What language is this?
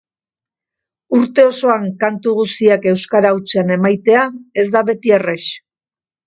Basque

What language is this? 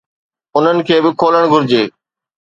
Sindhi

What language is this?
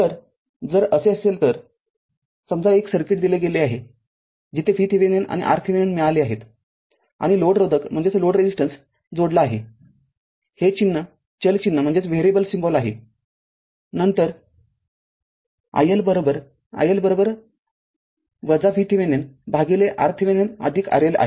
Marathi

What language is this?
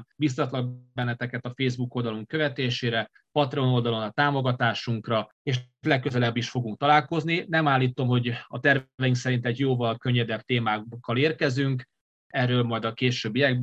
Hungarian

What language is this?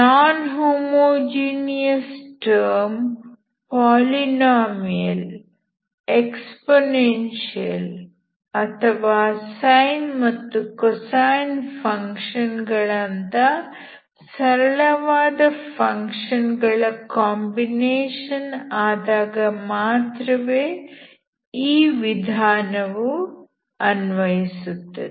Kannada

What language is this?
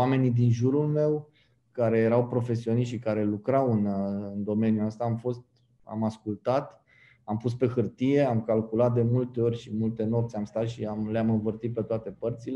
Romanian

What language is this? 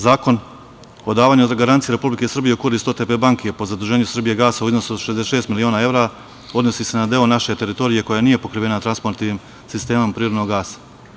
Serbian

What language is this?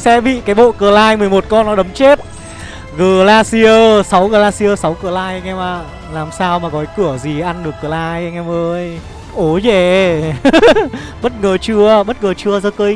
Vietnamese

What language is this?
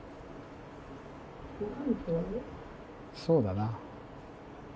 Japanese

